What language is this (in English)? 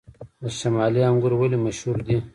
Pashto